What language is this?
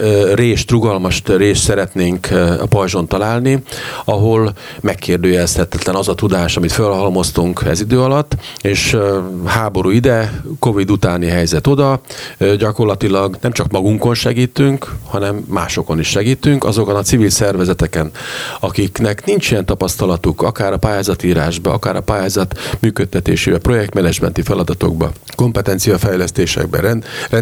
Hungarian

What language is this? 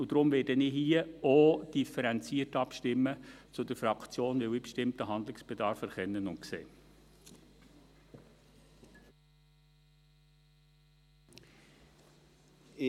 Swiss German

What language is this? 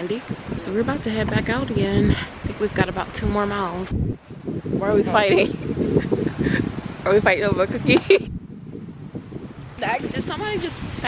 English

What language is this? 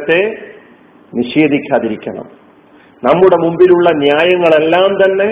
Malayalam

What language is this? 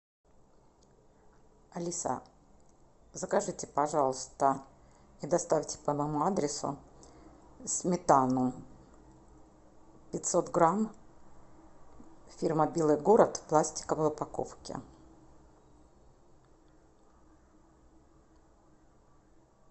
Russian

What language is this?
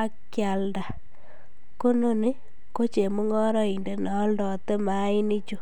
Kalenjin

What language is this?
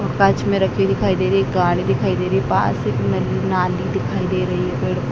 Hindi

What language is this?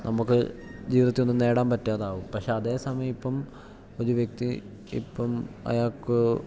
Malayalam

